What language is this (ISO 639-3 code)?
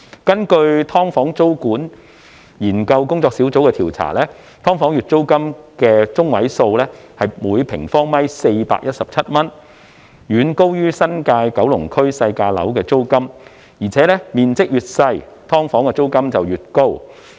yue